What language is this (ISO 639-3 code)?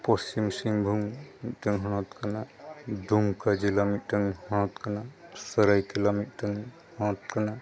sat